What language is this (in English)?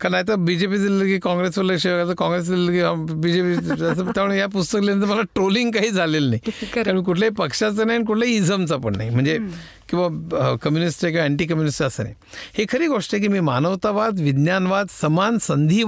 Marathi